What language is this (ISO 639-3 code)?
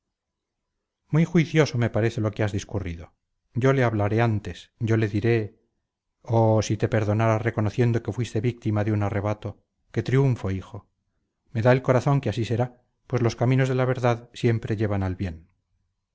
spa